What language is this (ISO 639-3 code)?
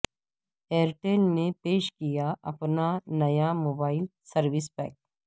urd